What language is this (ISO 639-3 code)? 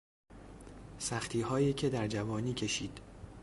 fas